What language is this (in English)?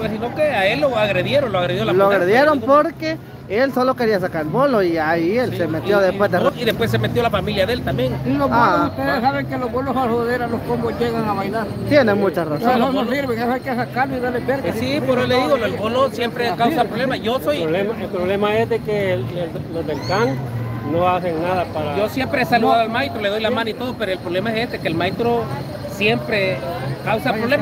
Spanish